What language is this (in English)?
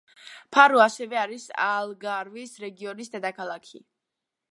Georgian